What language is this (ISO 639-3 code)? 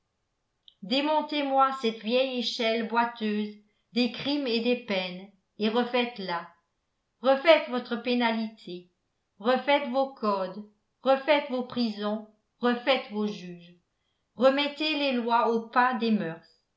fra